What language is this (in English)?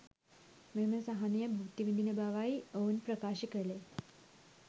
Sinhala